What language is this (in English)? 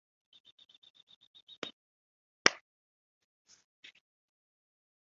Kinyarwanda